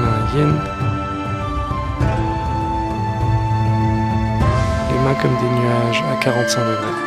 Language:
French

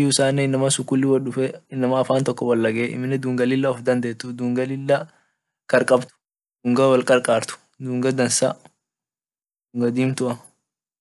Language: Orma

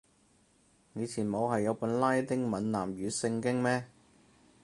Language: Cantonese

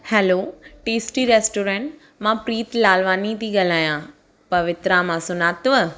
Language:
Sindhi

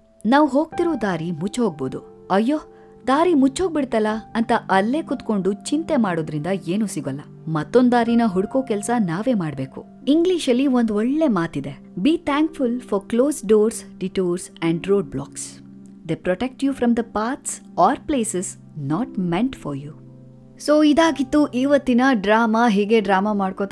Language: Kannada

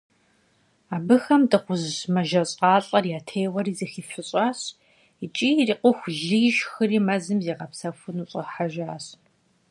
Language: Kabardian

